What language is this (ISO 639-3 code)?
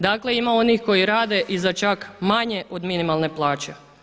hrv